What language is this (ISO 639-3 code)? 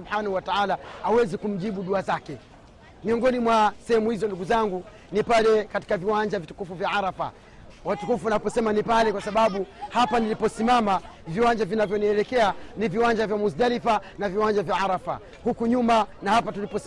swa